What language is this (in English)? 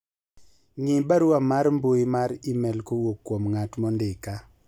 Luo (Kenya and Tanzania)